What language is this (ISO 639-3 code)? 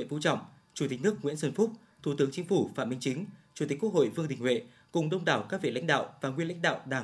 vie